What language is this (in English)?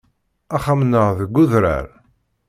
Kabyle